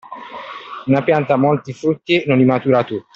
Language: Italian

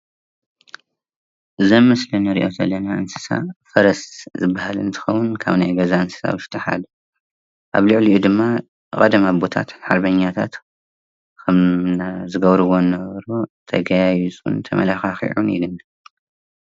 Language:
Tigrinya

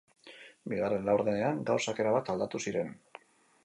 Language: Basque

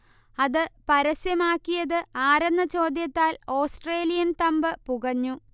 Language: Malayalam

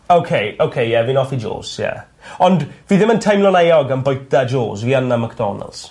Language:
Welsh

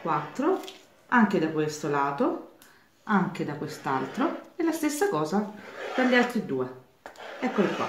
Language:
Italian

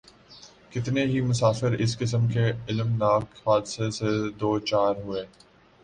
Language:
Urdu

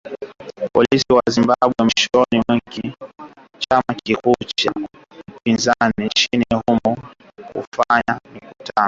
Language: Swahili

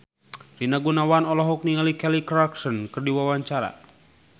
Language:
Sundanese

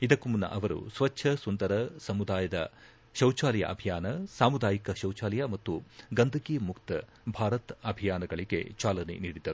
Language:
Kannada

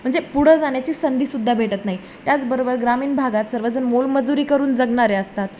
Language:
Marathi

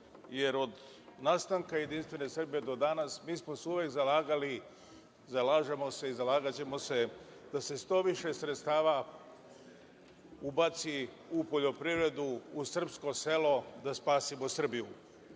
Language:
Serbian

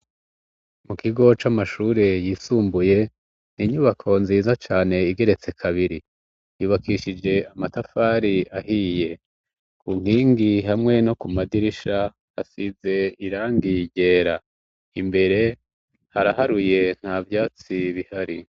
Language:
Rundi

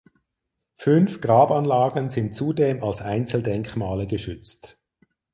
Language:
German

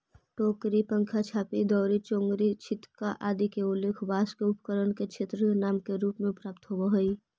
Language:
Magahi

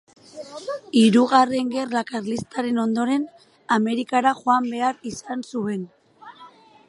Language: Basque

